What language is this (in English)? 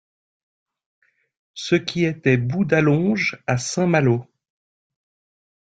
French